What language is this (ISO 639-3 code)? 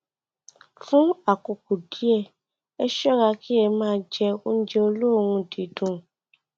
yor